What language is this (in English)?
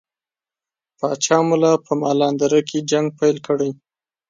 Pashto